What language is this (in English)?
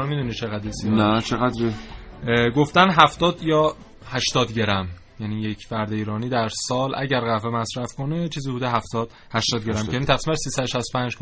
Persian